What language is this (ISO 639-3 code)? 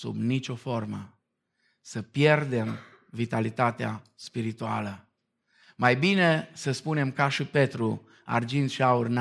ron